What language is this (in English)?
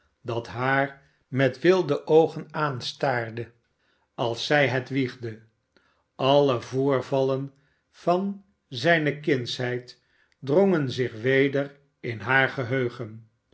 Dutch